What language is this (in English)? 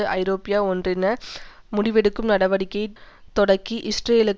Tamil